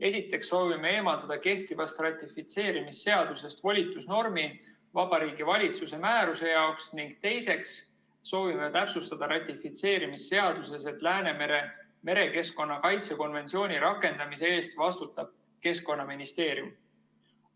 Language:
Estonian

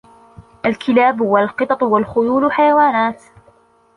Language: Arabic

